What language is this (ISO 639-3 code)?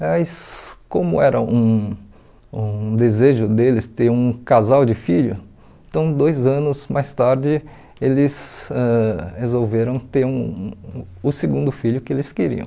por